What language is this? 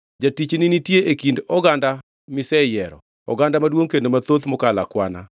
Luo (Kenya and Tanzania)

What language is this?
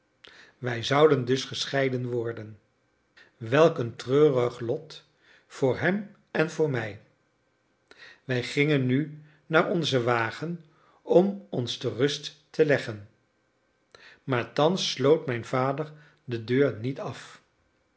Dutch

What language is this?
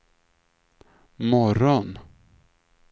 Swedish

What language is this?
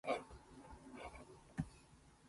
Japanese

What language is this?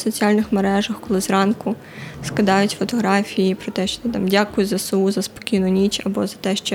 Ukrainian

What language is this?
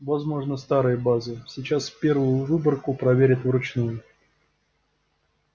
Russian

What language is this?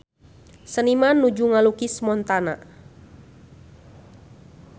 Sundanese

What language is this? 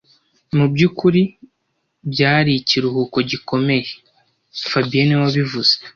Kinyarwanda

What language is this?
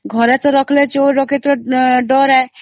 Odia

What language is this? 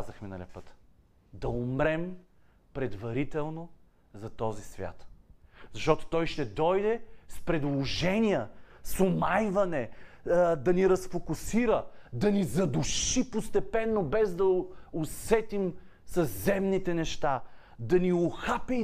Bulgarian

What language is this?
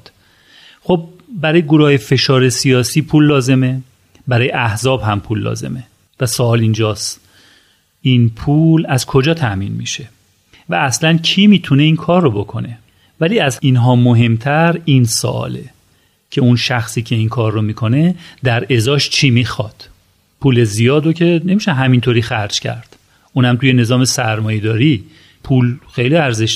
Persian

